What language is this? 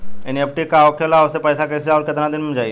Bhojpuri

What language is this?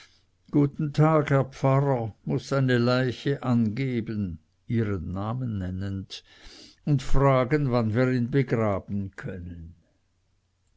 German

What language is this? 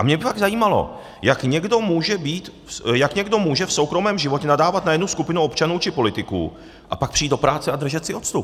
Czech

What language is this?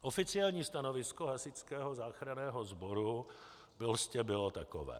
Czech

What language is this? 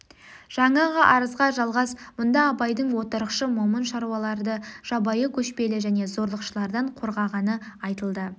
Kazakh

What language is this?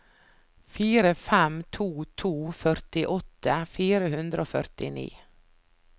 Norwegian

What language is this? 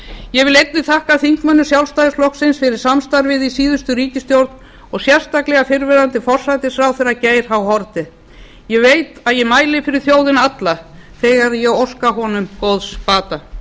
Icelandic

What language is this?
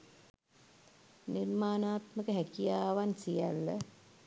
Sinhala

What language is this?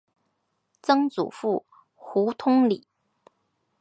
Chinese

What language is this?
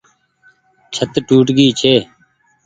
Goaria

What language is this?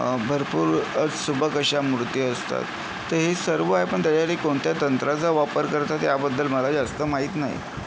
Marathi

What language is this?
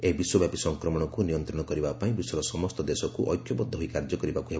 Odia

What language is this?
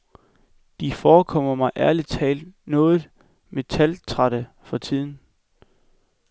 Danish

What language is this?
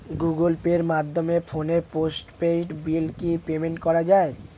Bangla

